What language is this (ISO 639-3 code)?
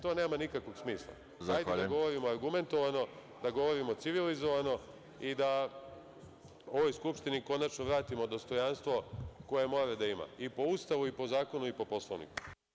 srp